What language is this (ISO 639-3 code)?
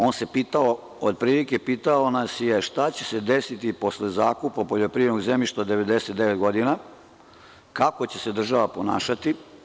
srp